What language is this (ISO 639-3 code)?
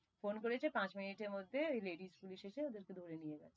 ben